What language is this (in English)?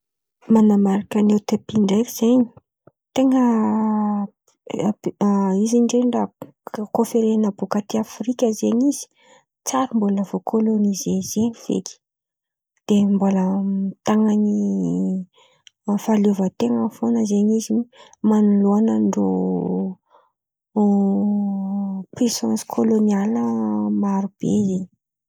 Antankarana Malagasy